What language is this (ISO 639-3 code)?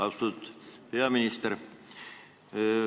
est